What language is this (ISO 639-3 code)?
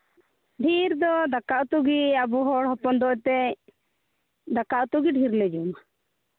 sat